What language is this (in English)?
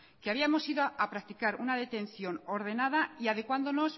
Spanish